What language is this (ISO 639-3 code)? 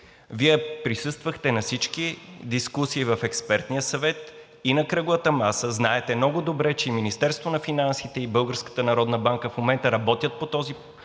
bul